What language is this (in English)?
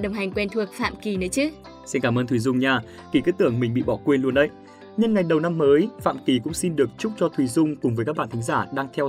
Vietnamese